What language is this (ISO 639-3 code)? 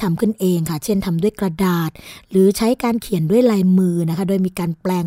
tha